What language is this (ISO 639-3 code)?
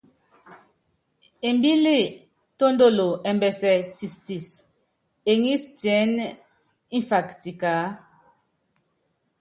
yav